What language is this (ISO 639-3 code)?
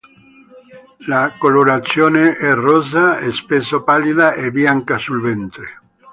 ita